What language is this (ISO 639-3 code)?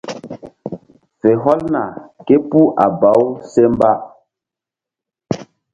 mdd